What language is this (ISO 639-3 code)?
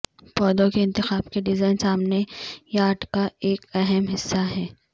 urd